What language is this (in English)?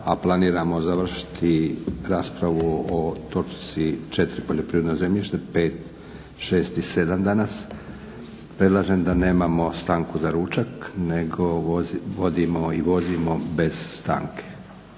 Croatian